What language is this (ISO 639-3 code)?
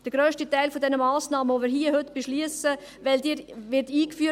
gsw